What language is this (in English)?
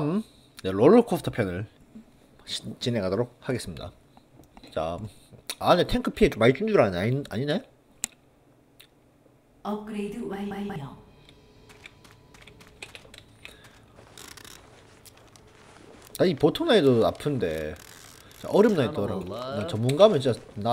Korean